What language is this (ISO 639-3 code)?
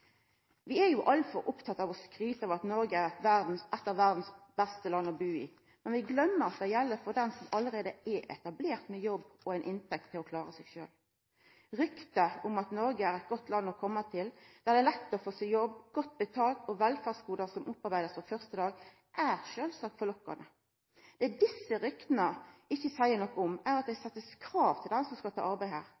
nno